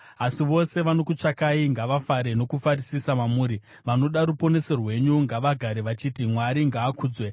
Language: Shona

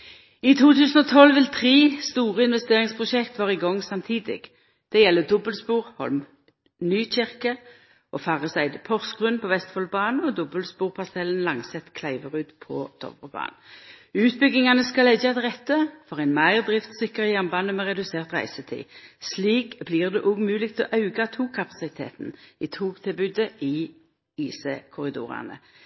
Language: Norwegian Nynorsk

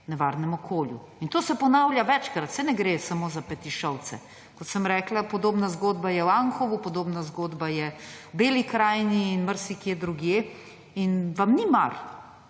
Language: Slovenian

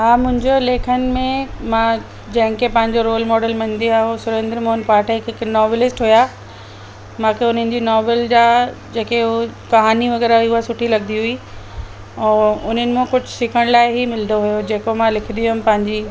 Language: Sindhi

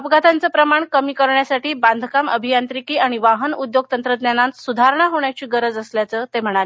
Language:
Marathi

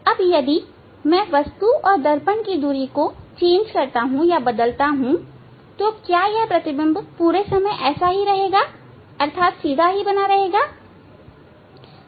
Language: Hindi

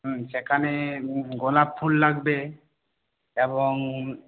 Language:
Bangla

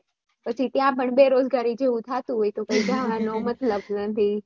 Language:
Gujarati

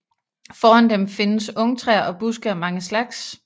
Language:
Danish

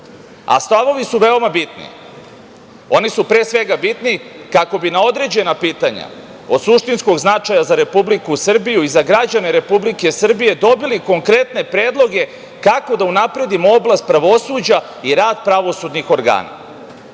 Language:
Serbian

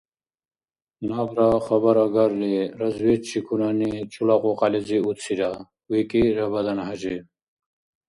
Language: Dargwa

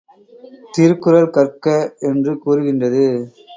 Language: Tamil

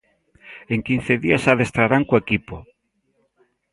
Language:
Galician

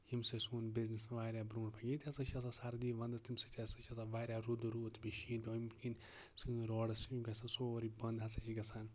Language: Kashmiri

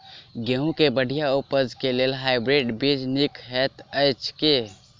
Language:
Maithili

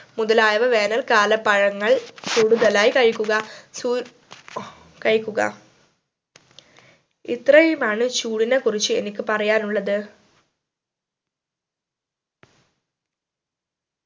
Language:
Malayalam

